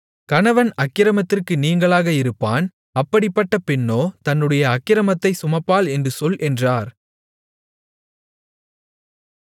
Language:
Tamil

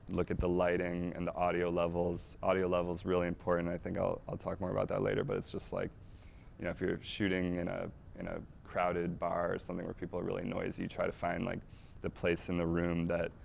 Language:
English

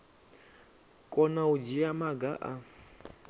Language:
Venda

